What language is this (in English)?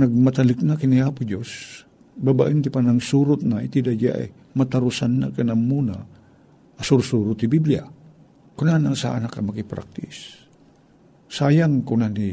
Filipino